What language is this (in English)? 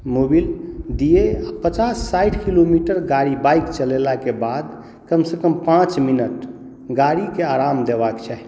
Maithili